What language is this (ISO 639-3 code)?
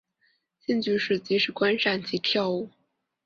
zho